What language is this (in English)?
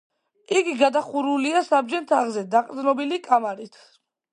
Georgian